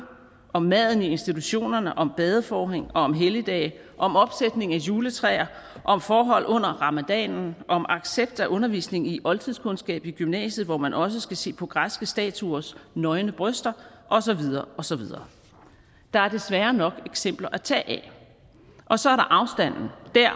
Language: Danish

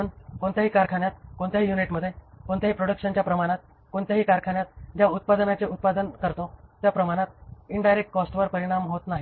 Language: Marathi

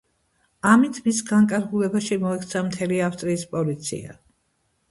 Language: Georgian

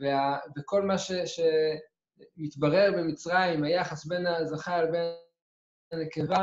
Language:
Hebrew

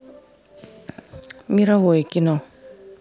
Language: Russian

